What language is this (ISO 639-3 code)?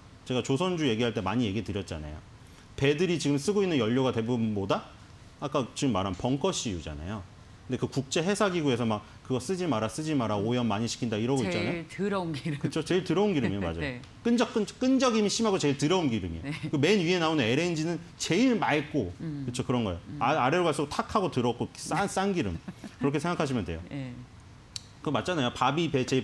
kor